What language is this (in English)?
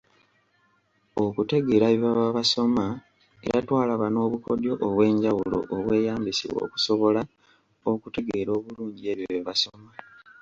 Ganda